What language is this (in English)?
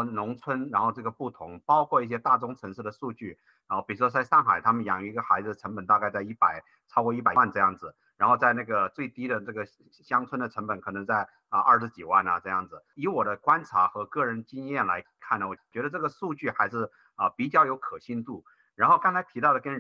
Chinese